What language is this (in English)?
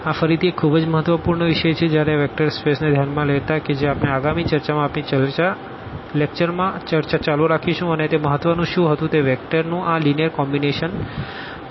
Gujarati